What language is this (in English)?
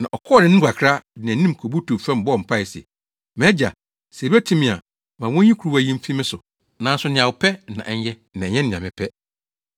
Akan